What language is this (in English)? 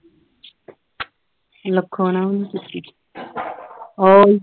Punjabi